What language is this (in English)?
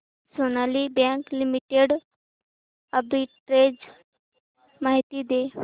Marathi